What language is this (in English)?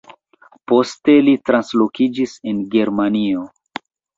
Esperanto